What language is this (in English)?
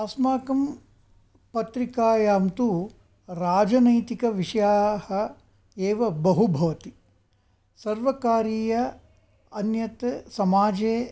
Sanskrit